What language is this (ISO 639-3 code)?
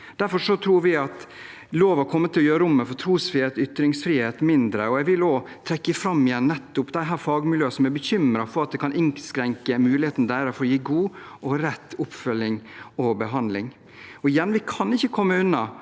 nor